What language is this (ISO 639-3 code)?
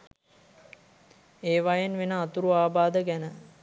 sin